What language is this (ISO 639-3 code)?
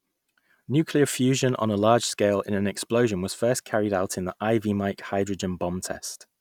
eng